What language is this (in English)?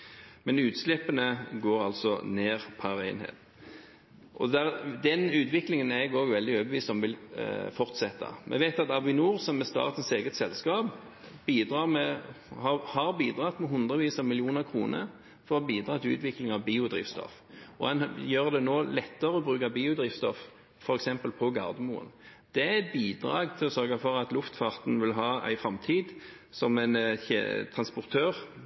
Norwegian Bokmål